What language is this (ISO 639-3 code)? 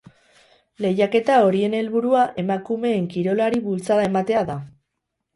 eus